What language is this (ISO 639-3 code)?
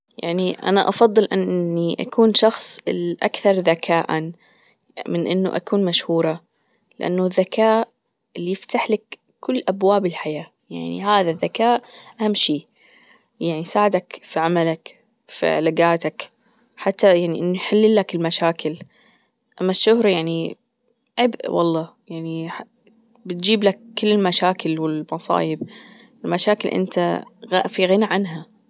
afb